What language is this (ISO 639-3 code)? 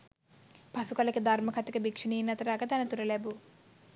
sin